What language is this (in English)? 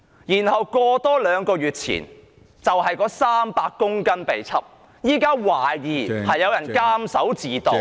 Cantonese